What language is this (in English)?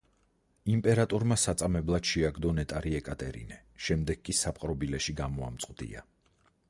Georgian